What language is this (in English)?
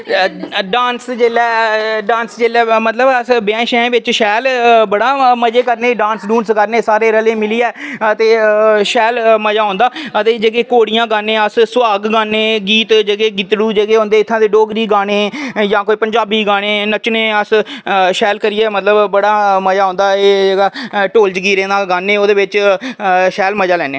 Dogri